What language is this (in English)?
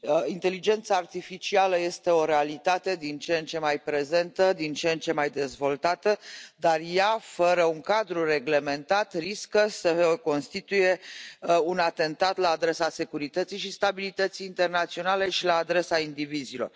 Romanian